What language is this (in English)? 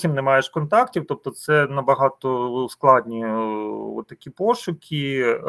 Ukrainian